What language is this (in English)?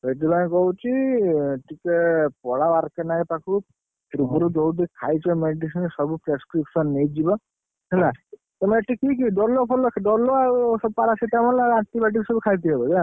Odia